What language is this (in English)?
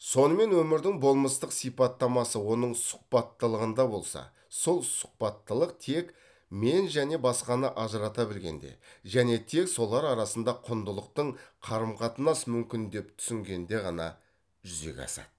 Kazakh